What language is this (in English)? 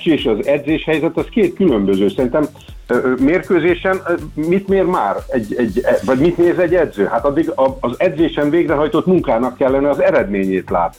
Hungarian